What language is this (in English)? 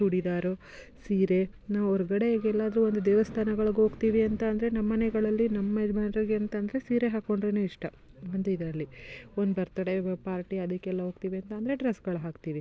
Kannada